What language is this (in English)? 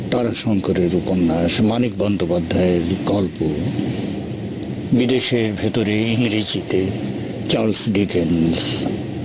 Bangla